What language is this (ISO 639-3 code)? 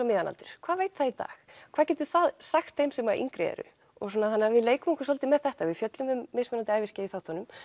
isl